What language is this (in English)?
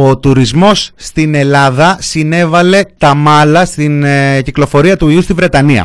Greek